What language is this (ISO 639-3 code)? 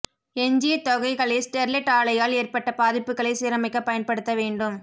tam